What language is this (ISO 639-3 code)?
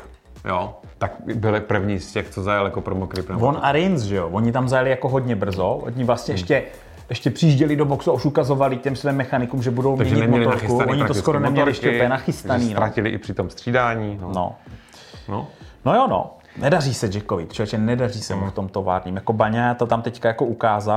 ces